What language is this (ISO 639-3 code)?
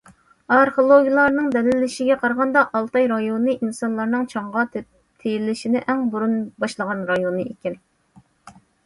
uig